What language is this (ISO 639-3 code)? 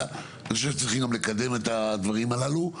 heb